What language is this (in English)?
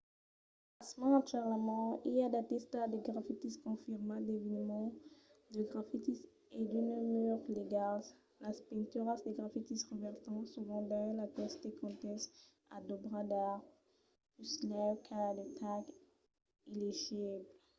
Occitan